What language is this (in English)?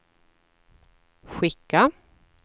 Swedish